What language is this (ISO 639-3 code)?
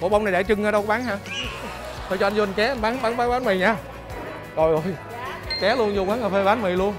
vie